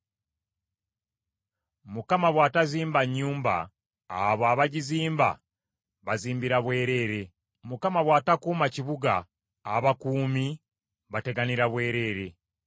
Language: Ganda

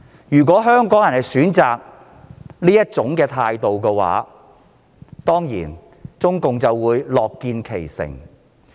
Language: Cantonese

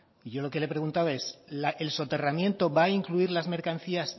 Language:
Spanish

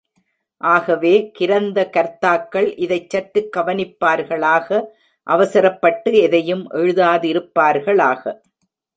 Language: Tamil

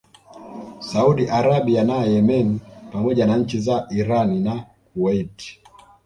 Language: Swahili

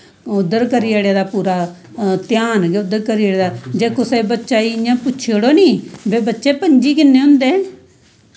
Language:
Dogri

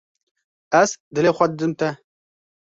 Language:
Kurdish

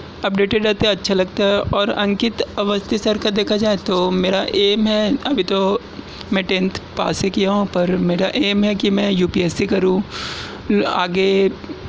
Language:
Urdu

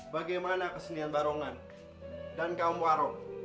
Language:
Indonesian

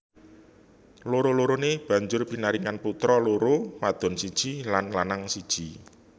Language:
Javanese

